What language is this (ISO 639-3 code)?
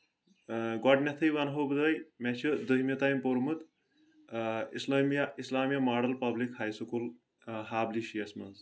kas